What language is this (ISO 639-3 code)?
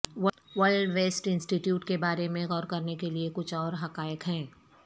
urd